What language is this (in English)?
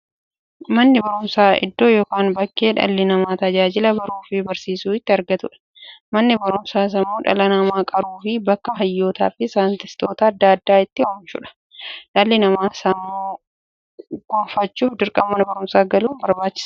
Oromo